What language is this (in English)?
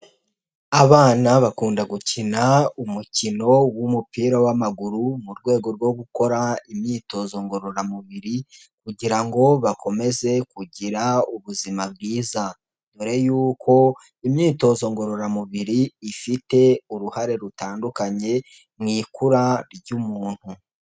Kinyarwanda